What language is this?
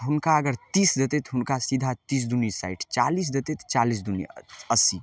Maithili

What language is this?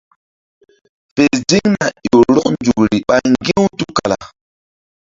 Mbum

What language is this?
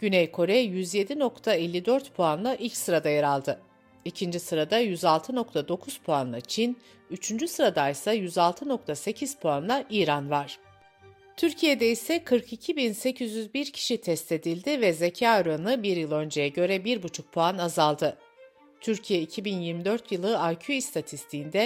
Turkish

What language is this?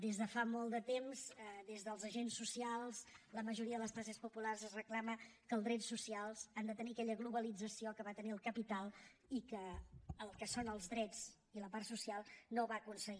Catalan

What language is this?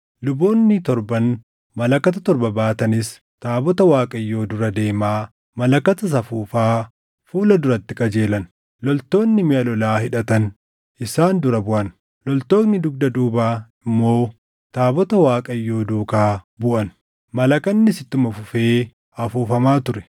Oromo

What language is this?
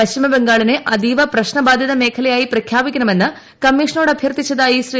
Malayalam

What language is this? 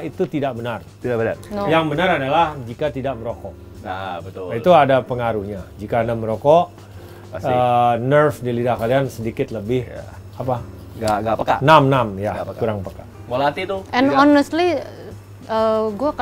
Indonesian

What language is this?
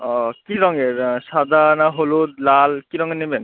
Bangla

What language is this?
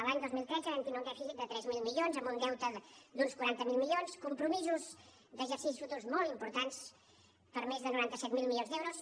Catalan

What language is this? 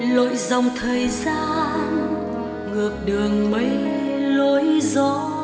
Vietnamese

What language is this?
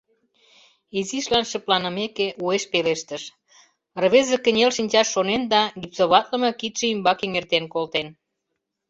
Mari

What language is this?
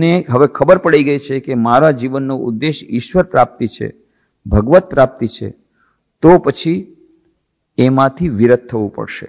Hindi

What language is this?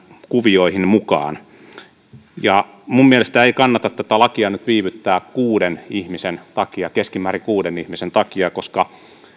Finnish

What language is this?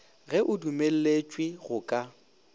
Northern Sotho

